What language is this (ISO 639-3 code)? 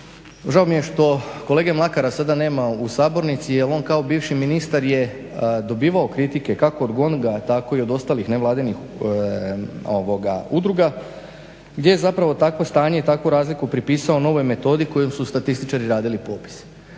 hrv